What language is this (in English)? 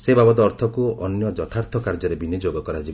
Odia